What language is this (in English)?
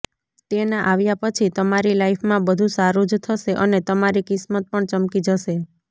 Gujarati